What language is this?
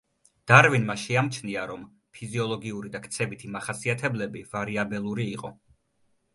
Georgian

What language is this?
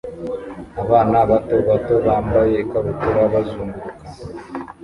Kinyarwanda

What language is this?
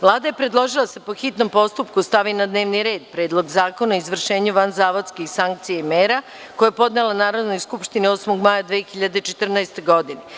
Serbian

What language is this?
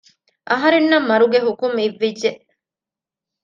Divehi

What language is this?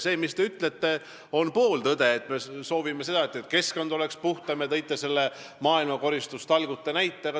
Estonian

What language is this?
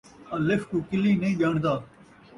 Saraiki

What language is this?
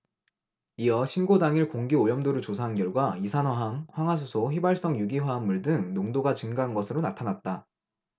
Korean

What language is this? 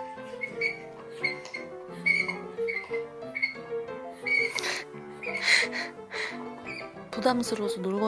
Korean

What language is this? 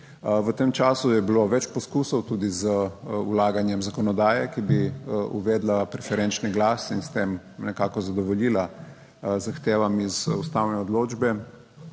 Slovenian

